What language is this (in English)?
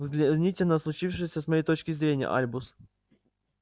Russian